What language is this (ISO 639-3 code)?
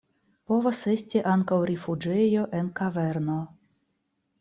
epo